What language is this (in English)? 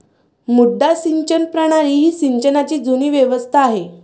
Marathi